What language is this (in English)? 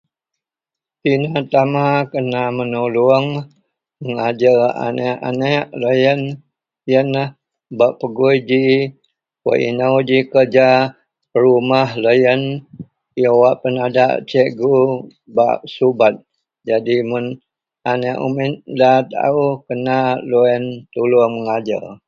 Central Melanau